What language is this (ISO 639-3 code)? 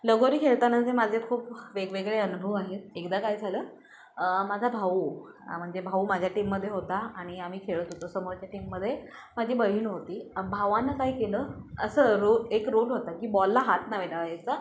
mar